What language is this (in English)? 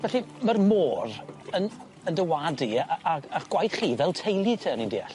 Welsh